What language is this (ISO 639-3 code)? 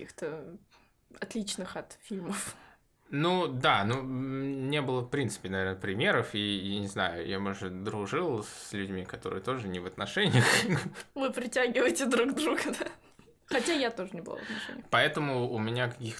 rus